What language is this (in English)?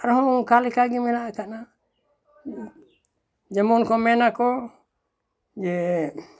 Santali